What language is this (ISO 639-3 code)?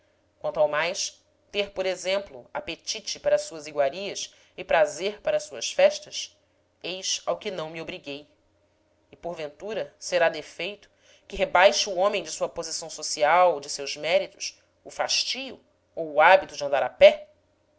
por